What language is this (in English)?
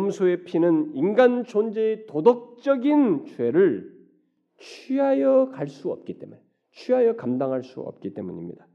Korean